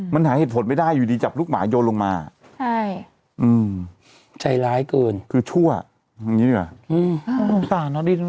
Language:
Thai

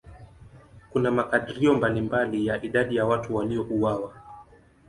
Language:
Swahili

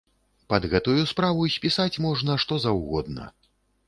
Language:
Belarusian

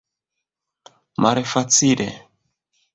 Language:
Esperanto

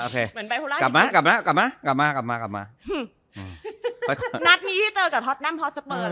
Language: Thai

